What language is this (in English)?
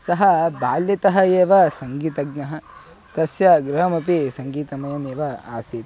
Sanskrit